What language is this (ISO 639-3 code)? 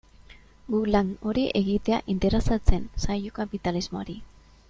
eus